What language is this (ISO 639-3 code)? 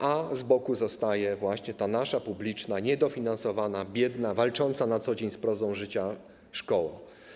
pol